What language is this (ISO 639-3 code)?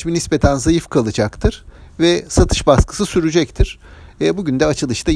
tur